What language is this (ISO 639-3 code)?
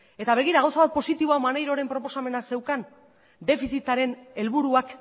eus